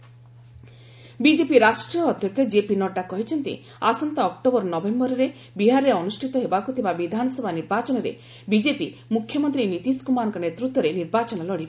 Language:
Odia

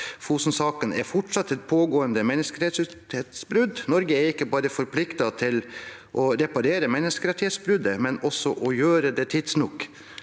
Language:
Norwegian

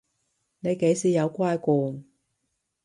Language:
Cantonese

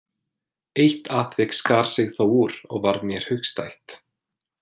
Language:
Icelandic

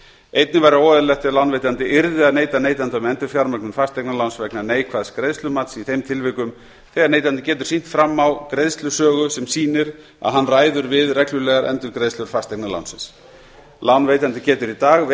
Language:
Icelandic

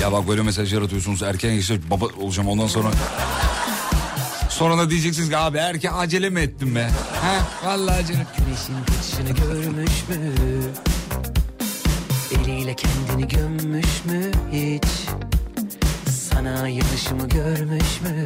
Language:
Turkish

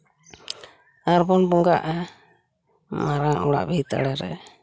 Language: Santali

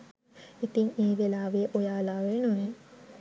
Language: Sinhala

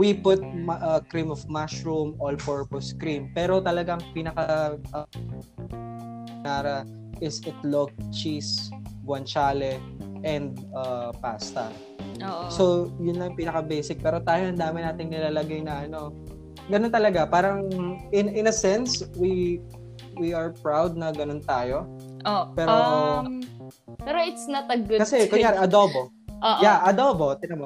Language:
Filipino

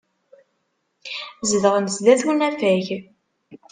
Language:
Kabyle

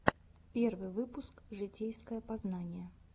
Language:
Russian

